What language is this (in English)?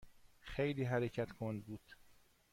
Persian